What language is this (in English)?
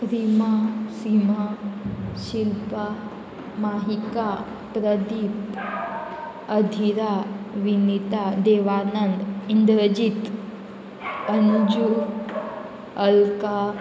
Konkani